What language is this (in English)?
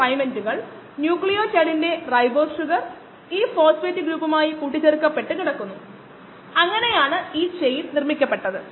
Malayalam